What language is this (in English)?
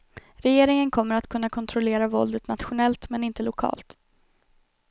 Swedish